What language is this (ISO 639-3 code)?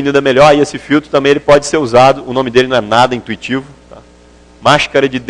por